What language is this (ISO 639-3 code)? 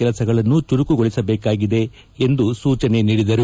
kan